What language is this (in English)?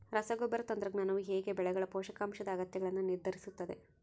Kannada